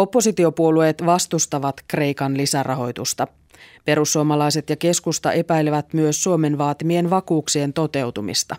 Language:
Finnish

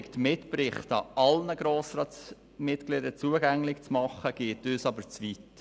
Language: Swiss German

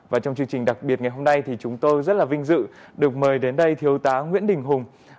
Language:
Vietnamese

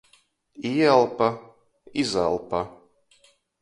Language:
Latgalian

